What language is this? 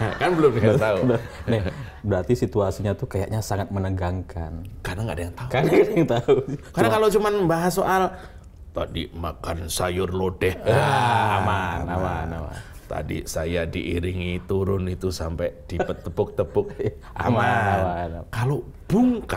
Indonesian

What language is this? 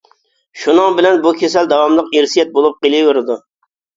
Uyghur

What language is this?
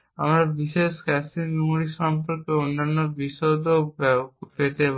Bangla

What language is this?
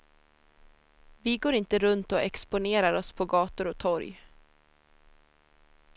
Swedish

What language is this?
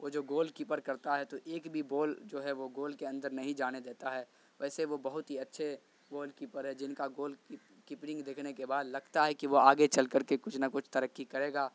Urdu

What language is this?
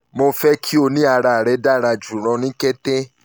Yoruba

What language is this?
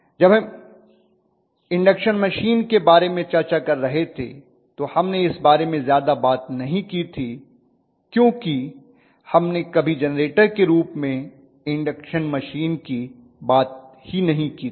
Hindi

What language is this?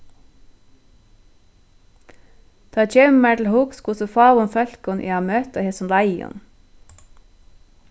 Faroese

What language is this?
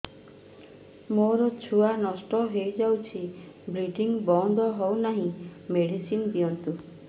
Odia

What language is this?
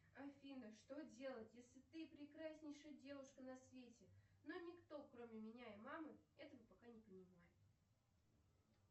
Russian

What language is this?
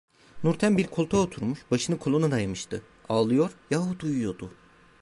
Turkish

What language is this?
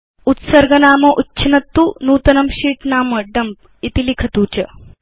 Sanskrit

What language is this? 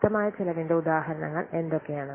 Malayalam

